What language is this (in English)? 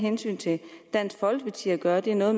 Danish